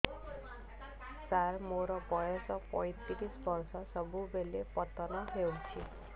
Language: Odia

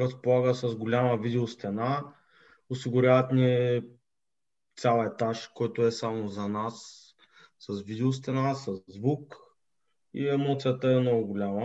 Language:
Bulgarian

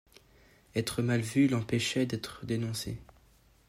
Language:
French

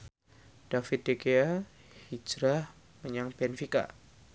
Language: Javanese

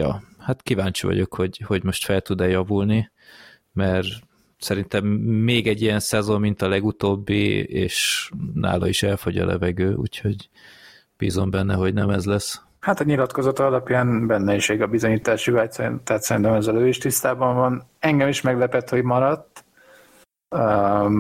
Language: Hungarian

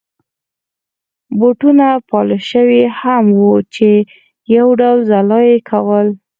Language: Pashto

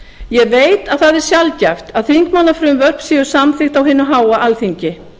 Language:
Icelandic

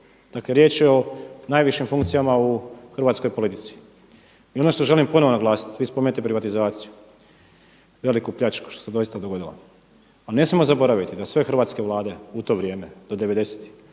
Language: Croatian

